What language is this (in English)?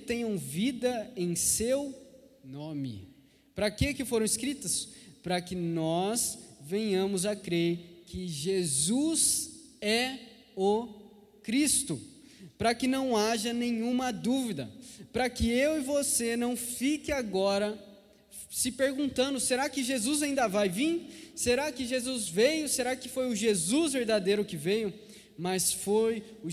Portuguese